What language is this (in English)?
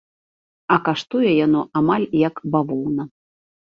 Belarusian